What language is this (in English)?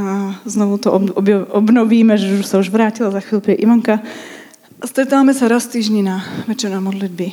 Czech